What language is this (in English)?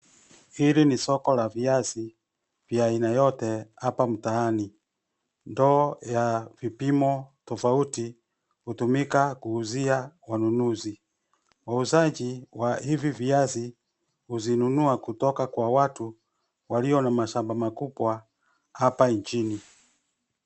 Swahili